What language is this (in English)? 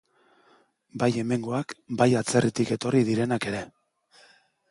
Basque